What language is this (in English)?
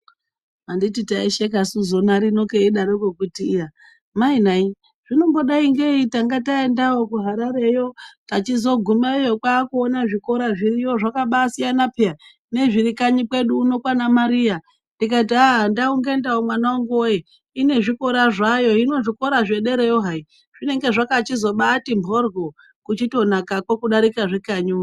Ndau